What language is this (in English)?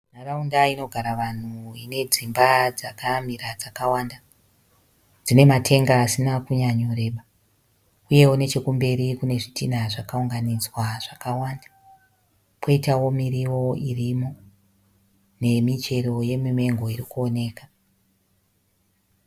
Shona